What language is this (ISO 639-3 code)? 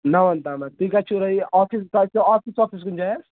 kas